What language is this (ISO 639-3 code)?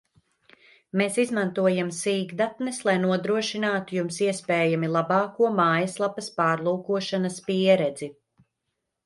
lav